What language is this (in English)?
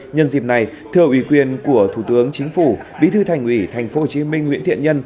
Vietnamese